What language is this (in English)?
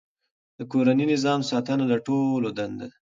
Pashto